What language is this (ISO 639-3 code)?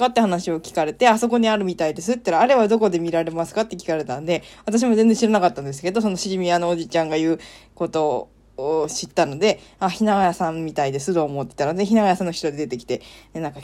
jpn